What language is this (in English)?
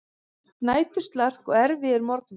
Icelandic